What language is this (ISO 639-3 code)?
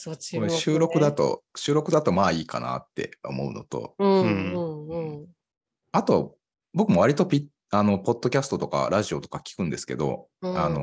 jpn